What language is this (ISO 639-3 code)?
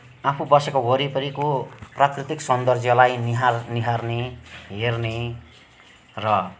nep